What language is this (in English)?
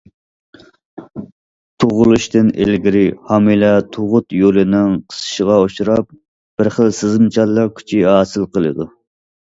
Uyghur